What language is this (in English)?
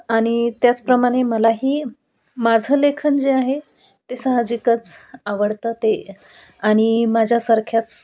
Marathi